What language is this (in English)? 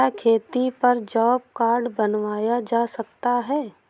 Hindi